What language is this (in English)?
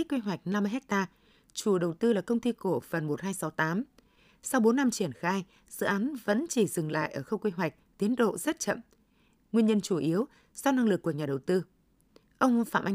Vietnamese